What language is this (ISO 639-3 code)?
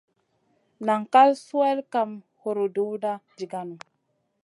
mcn